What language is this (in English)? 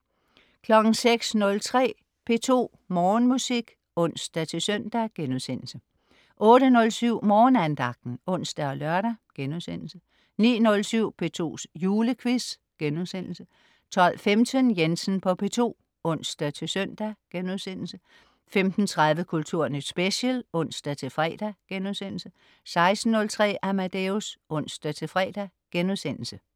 Danish